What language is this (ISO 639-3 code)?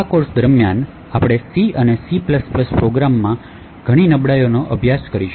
guj